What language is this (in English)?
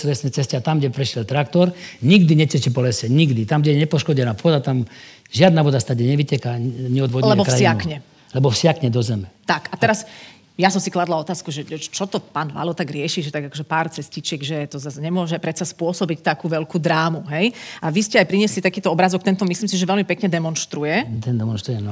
Slovak